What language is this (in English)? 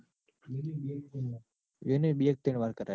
Gujarati